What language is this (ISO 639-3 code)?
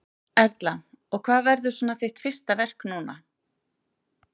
isl